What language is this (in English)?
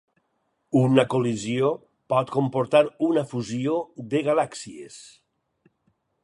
Catalan